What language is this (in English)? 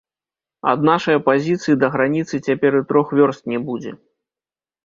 Belarusian